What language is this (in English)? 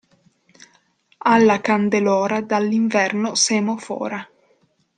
Italian